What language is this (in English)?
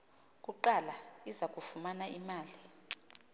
Xhosa